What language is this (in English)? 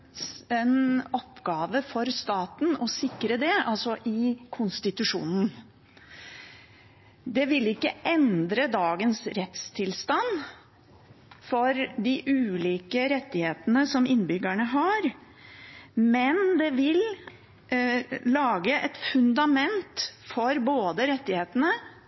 Norwegian Bokmål